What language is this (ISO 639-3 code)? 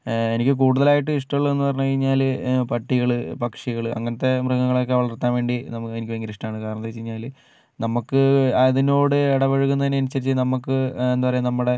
mal